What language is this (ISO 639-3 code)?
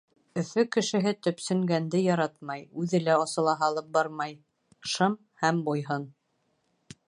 bak